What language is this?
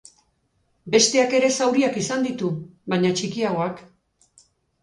Basque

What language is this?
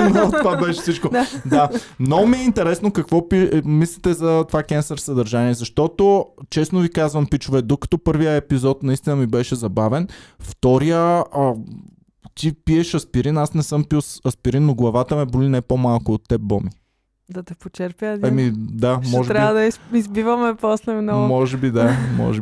Bulgarian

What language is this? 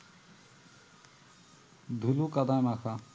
Bangla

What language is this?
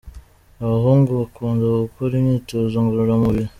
Kinyarwanda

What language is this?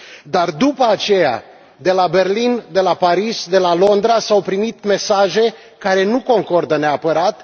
Romanian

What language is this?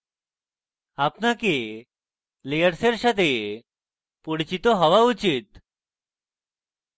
Bangla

